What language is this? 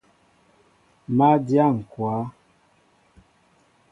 Mbo (Cameroon)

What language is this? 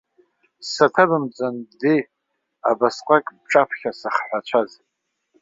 Abkhazian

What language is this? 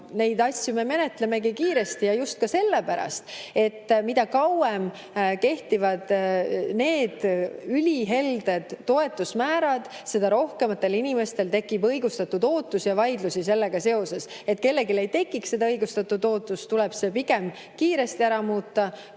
Estonian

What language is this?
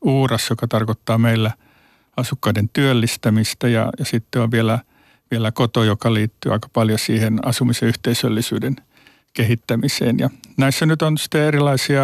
Finnish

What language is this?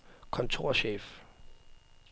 Danish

